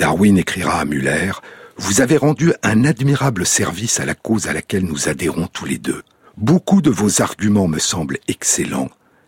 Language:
French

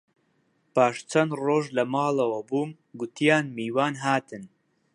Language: Central Kurdish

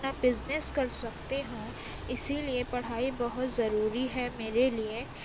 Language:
Urdu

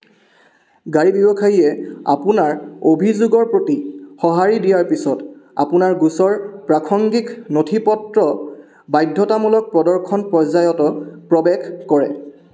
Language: Assamese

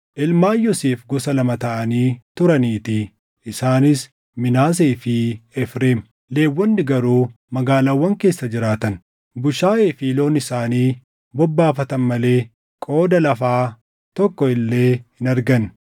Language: Oromo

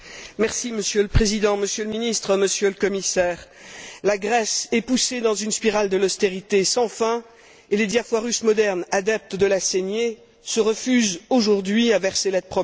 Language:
French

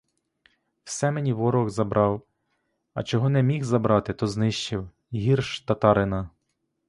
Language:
Ukrainian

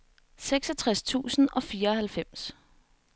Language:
Danish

